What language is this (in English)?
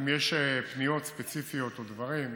Hebrew